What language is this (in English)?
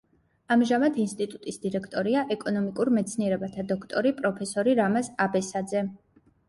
Georgian